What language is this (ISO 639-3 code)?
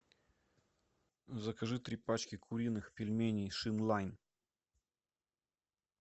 rus